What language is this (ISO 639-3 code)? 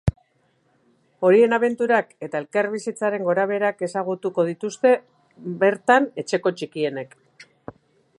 eus